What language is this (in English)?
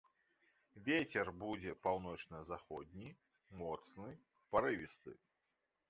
Belarusian